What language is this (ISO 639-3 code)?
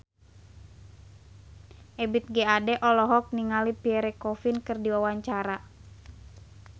sun